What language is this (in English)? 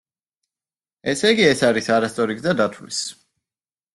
Georgian